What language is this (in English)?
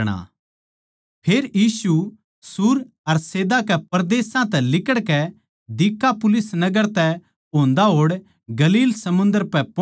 Haryanvi